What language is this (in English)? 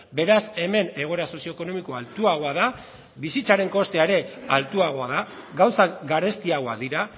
Basque